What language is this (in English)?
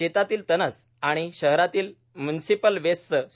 Marathi